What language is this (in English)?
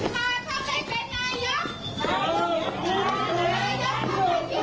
Thai